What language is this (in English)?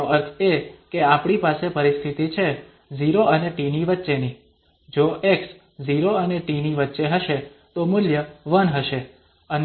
Gujarati